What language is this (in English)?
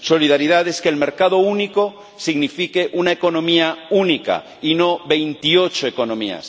Spanish